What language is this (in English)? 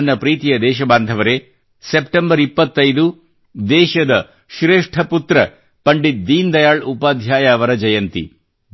Kannada